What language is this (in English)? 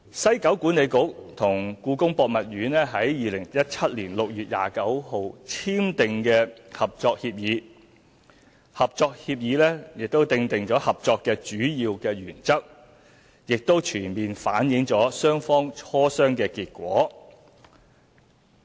Cantonese